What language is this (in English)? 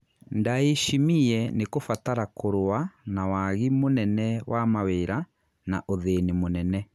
Kikuyu